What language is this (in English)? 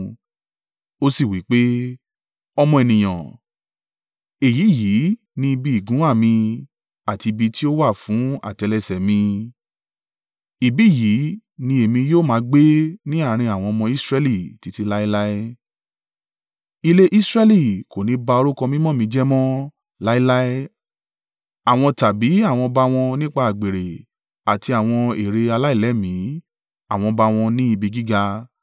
Yoruba